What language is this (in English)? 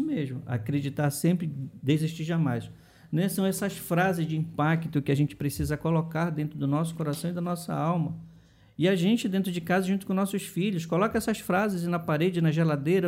Portuguese